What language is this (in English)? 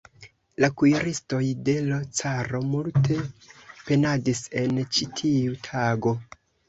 Esperanto